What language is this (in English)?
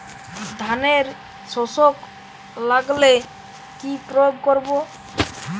Bangla